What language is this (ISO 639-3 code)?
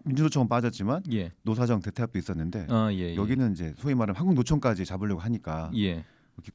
kor